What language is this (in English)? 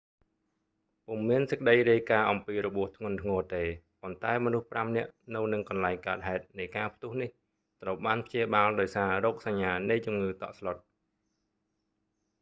Khmer